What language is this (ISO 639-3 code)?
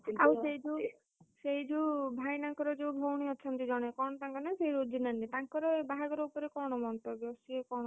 ori